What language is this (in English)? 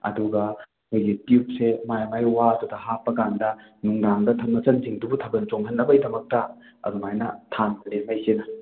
Manipuri